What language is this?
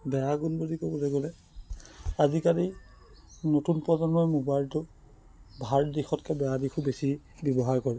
Assamese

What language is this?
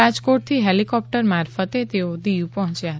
Gujarati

